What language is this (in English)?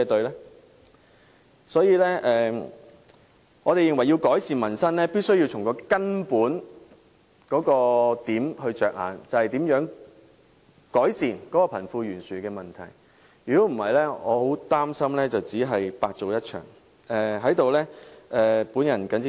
Cantonese